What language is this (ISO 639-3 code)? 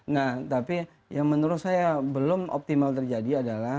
ind